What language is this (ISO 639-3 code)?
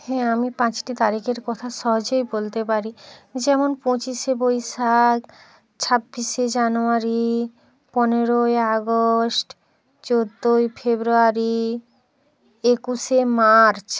ben